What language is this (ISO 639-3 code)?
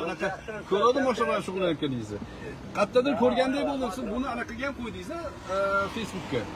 tur